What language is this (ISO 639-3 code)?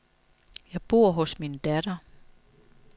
dan